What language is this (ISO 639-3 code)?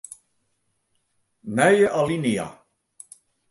fry